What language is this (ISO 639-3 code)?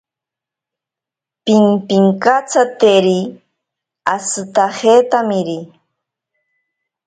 prq